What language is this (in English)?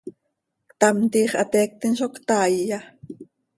Seri